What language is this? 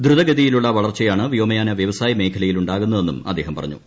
Malayalam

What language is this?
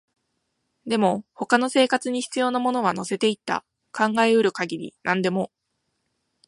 Japanese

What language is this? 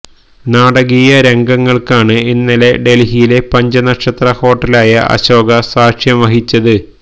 Malayalam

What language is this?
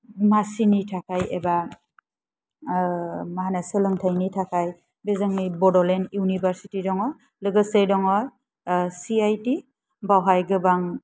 Bodo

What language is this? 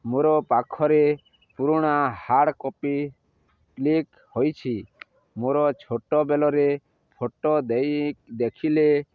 Odia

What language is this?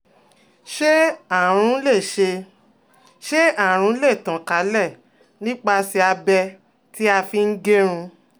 Yoruba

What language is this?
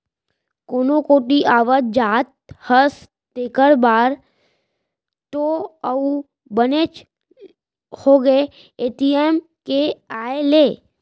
Chhattisgarhi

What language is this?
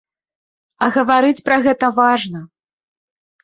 Belarusian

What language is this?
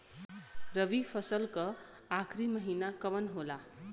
Bhojpuri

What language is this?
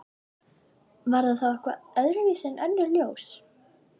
Icelandic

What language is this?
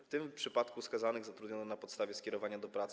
Polish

